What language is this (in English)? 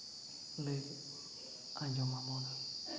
Santali